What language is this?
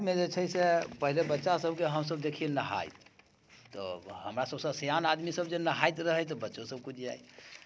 Maithili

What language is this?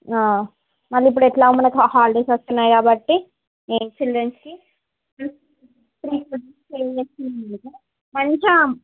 Telugu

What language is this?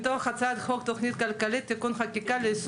Hebrew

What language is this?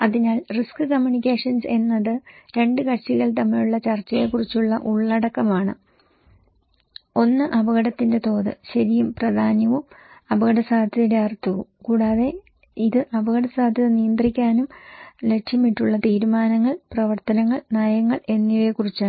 Malayalam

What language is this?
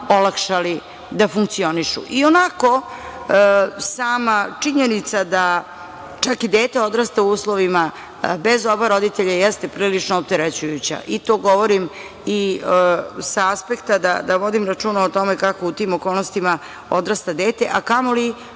Serbian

